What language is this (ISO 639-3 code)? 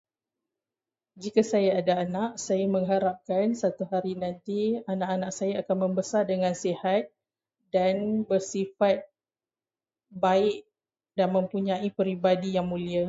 msa